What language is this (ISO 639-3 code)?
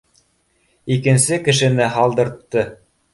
bak